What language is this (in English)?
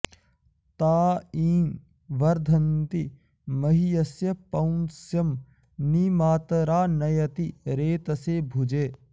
Sanskrit